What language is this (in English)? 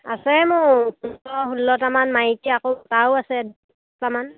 Assamese